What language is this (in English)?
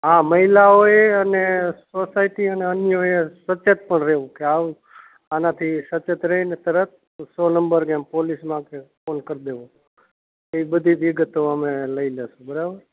Gujarati